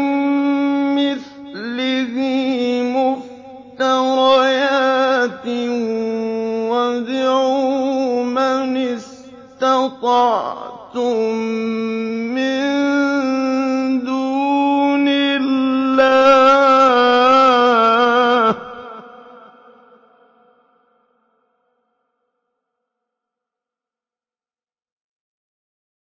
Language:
Arabic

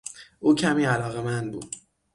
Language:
Persian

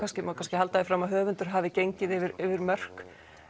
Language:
Icelandic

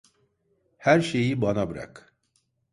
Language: Turkish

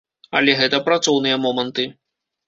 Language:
Belarusian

